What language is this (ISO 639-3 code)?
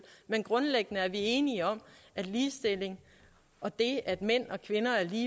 dan